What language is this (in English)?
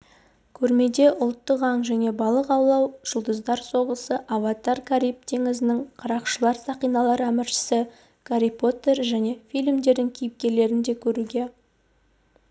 Kazakh